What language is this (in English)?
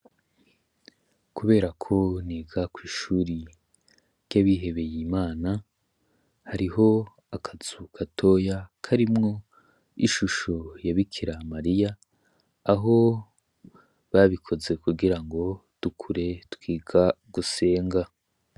Rundi